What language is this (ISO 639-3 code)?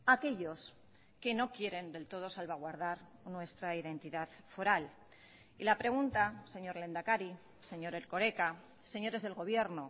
spa